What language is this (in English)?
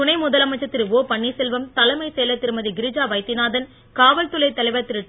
Tamil